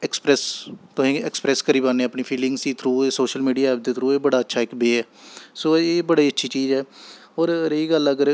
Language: Dogri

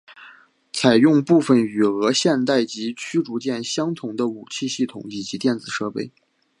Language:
Chinese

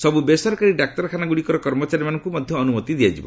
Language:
Odia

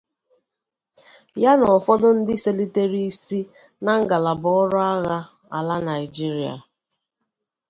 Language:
Igbo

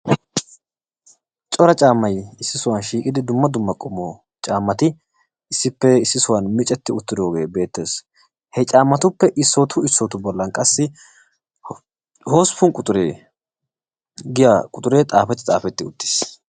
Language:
Wolaytta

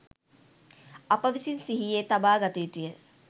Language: Sinhala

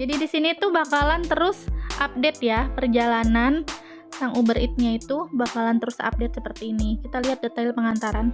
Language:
Indonesian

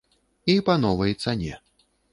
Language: Belarusian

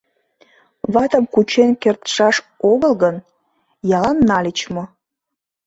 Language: Mari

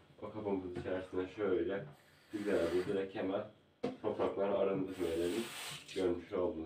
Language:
Turkish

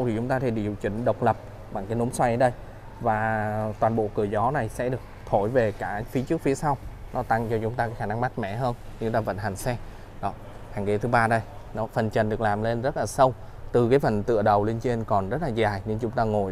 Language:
Vietnamese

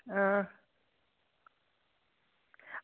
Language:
Dogri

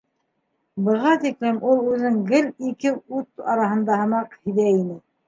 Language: Bashkir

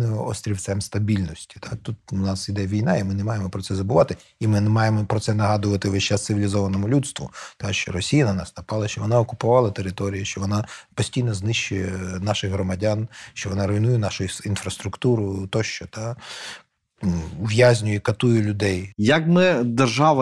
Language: Ukrainian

